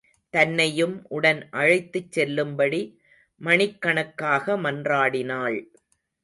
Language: Tamil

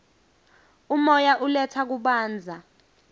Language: Swati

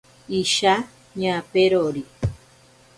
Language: Ashéninka Perené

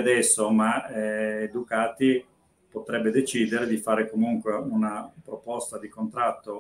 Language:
Italian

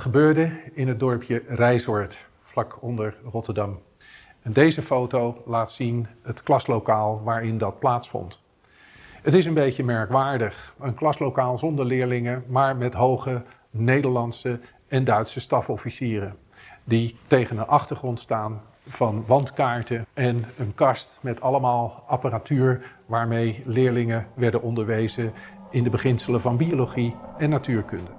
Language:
Dutch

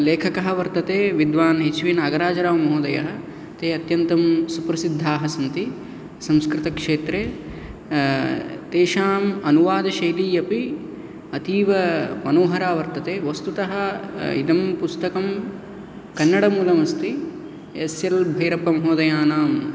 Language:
Sanskrit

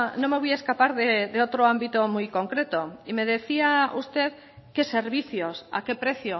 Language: Spanish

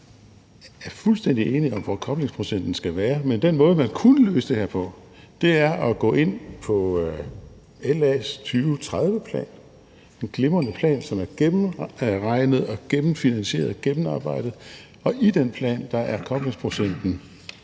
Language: Danish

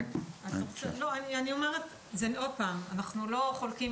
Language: Hebrew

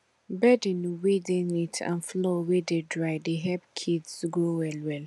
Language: Nigerian Pidgin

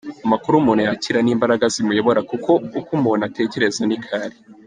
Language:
Kinyarwanda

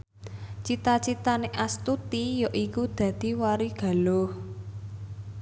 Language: Javanese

